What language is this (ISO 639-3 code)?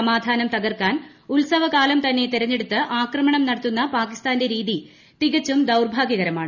mal